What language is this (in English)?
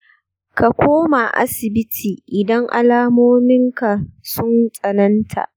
Hausa